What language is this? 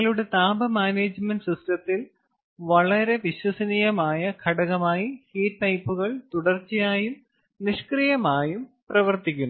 Malayalam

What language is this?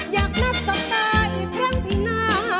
Thai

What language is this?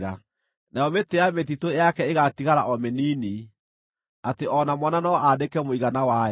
Kikuyu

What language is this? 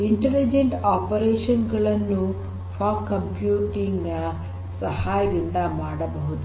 Kannada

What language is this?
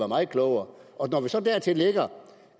Danish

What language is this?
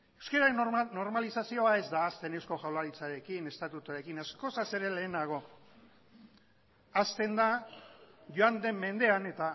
Basque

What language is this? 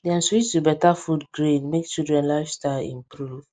Nigerian Pidgin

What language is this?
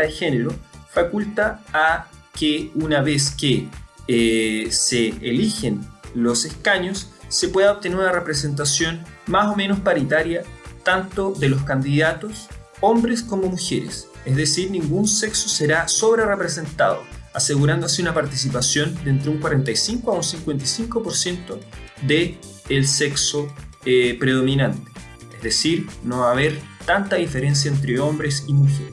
Spanish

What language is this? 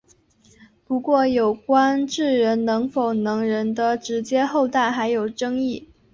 Chinese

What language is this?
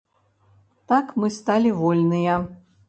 Belarusian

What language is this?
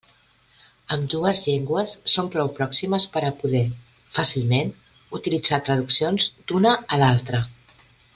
Catalan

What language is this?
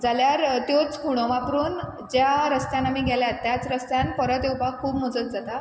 Konkani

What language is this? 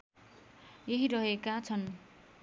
Nepali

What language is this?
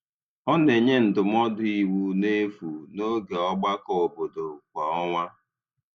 Igbo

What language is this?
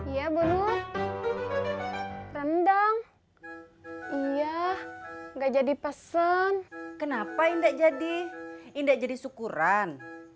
Indonesian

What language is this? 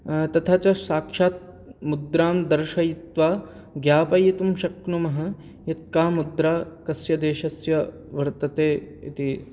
Sanskrit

